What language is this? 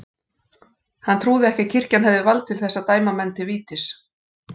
Icelandic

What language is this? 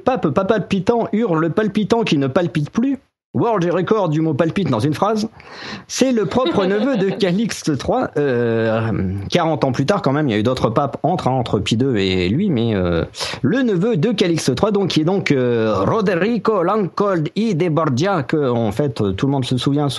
French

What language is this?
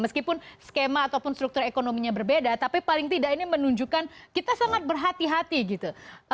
Indonesian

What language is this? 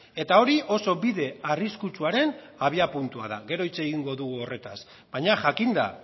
Basque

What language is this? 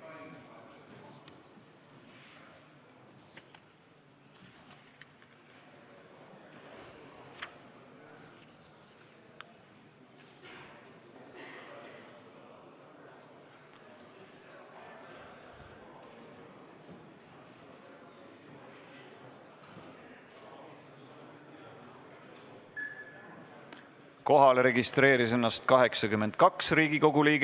Estonian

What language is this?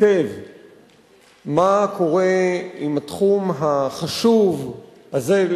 Hebrew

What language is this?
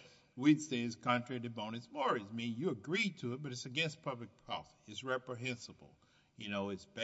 English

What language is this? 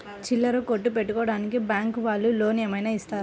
Telugu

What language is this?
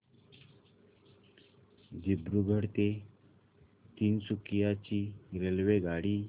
Marathi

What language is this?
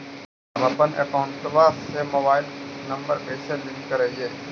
Magahi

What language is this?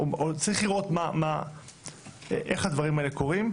Hebrew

